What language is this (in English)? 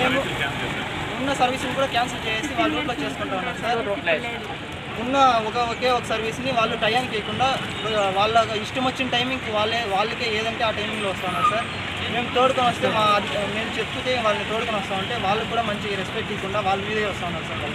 Hindi